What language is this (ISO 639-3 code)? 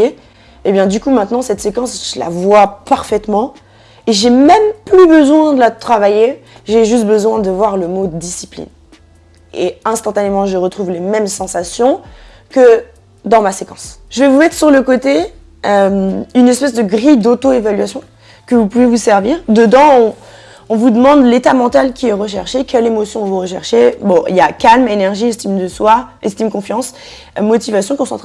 fra